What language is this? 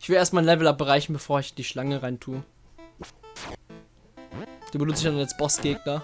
German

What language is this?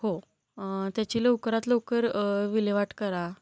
Marathi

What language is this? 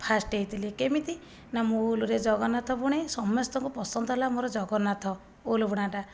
Odia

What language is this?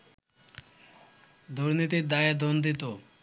Bangla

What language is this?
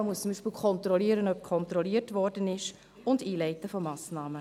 Swiss German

